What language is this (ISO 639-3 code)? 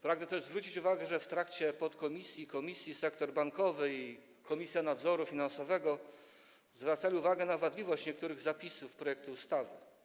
pol